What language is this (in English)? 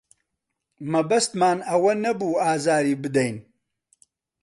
Central Kurdish